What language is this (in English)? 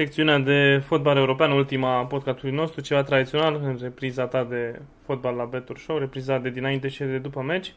Romanian